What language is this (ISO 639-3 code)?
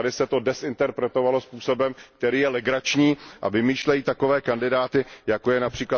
ces